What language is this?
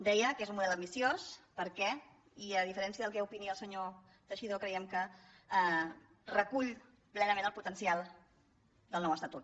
Catalan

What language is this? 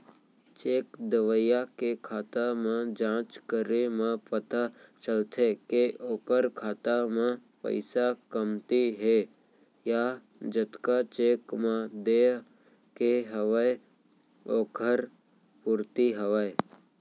Chhattisgarhi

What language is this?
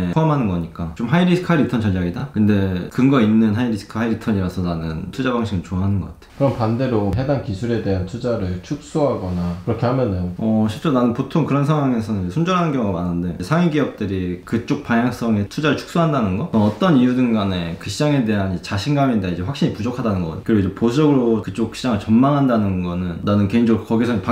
Korean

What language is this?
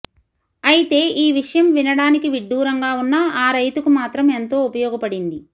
Telugu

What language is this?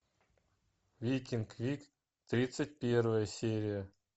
Russian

